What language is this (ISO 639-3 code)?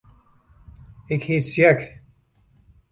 fry